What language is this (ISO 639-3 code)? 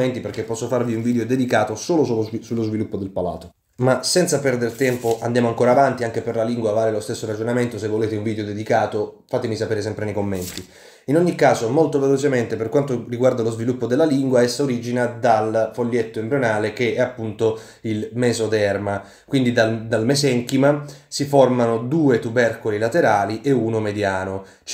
ita